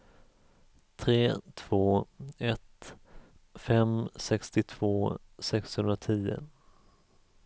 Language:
Swedish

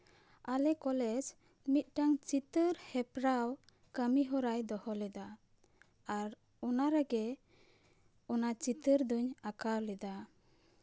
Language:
Santali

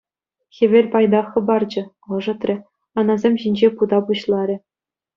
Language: Chuvash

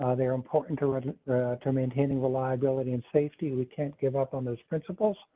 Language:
English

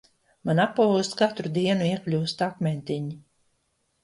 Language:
Latvian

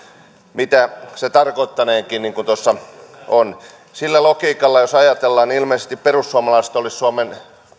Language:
Finnish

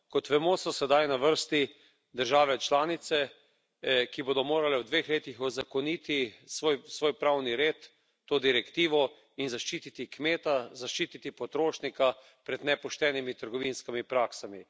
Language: Slovenian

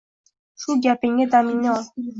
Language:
Uzbek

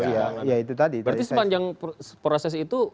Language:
Indonesian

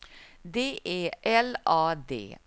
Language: Swedish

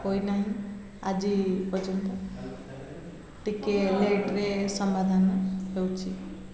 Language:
Odia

